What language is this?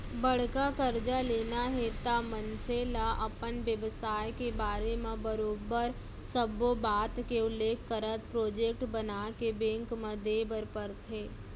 Chhattisgarhi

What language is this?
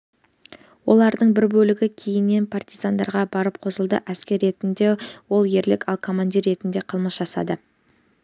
Kazakh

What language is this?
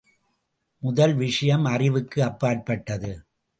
Tamil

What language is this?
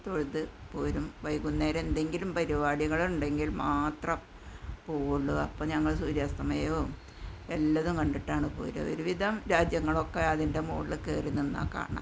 Malayalam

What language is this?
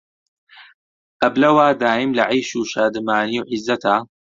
Central Kurdish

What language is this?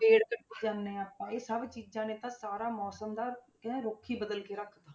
Punjabi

